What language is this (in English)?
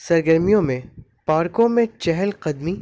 Urdu